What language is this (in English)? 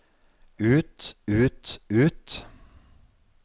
Norwegian